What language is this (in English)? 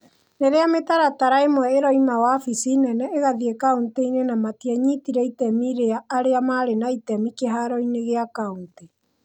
Kikuyu